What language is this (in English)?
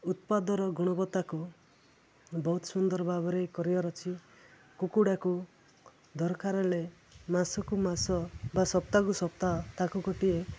Odia